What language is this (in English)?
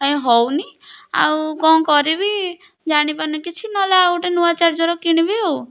Odia